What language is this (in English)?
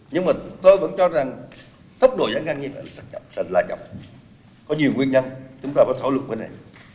Vietnamese